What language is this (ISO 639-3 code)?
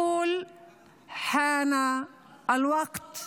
heb